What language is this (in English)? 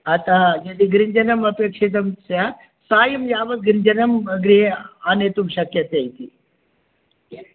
Sanskrit